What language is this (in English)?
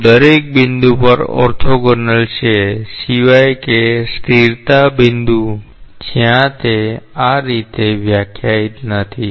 Gujarati